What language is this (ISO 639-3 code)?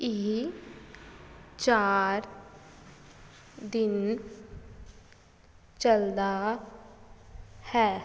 pan